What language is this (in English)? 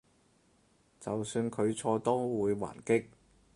Cantonese